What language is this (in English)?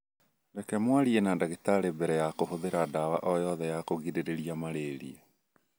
Kikuyu